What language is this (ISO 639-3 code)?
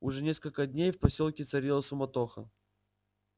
rus